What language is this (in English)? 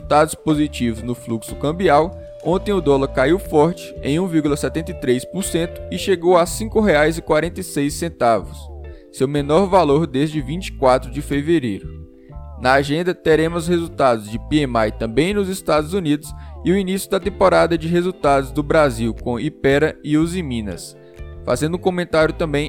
Portuguese